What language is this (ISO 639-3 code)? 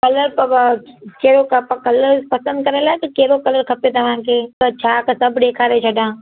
snd